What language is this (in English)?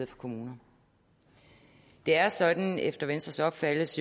Danish